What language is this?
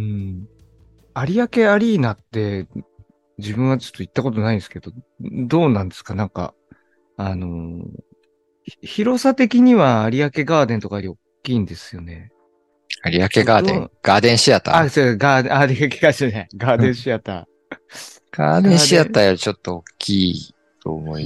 Japanese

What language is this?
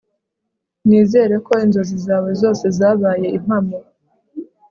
Kinyarwanda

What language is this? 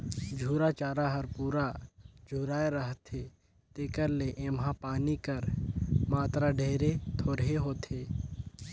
Chhattisgarhi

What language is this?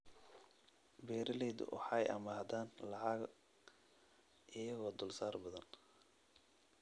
Somali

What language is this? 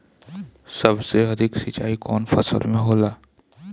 Bhojpuri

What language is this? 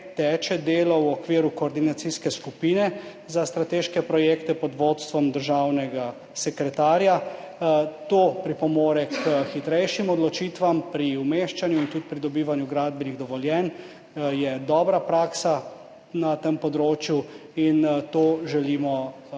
Slovenian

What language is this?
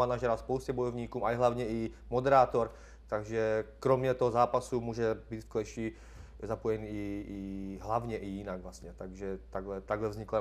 Czech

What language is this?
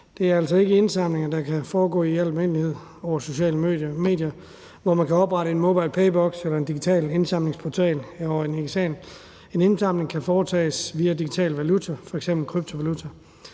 Danish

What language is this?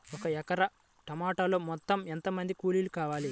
Telugu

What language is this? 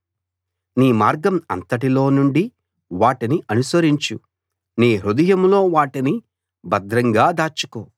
Telugu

